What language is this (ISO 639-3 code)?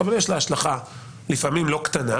heb